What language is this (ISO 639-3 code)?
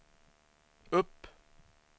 swe